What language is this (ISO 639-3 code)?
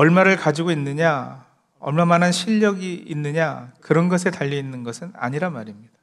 kor